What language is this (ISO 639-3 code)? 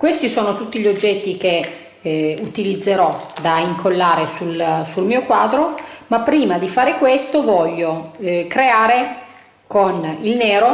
ita